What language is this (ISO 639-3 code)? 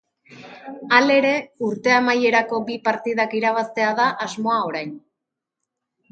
eus